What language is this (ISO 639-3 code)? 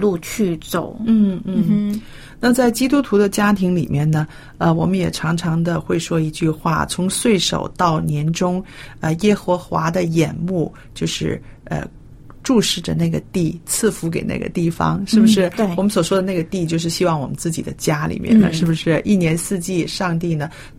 zho